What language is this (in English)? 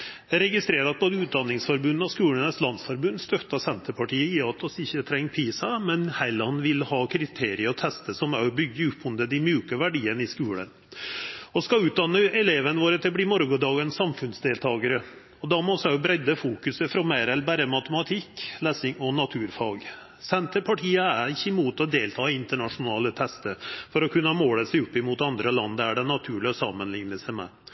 Norwegian Nynorsk